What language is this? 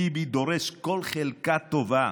Hebrew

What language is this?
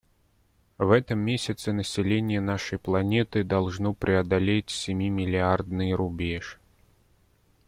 Russian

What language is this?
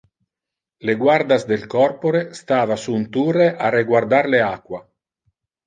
Interlingua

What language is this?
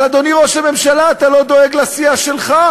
Hebrew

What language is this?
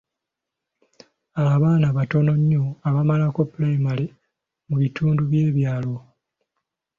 Ganda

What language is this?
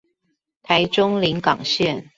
Chinese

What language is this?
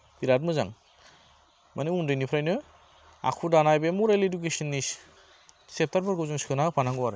Bodo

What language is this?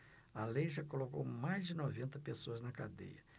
Portuguese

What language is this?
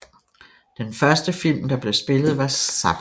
Danish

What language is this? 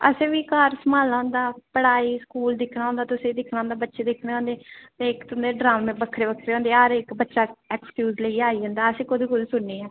Dogri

